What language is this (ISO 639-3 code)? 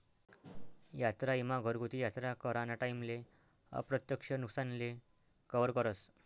mar